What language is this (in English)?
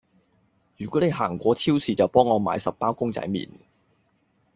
Cantonese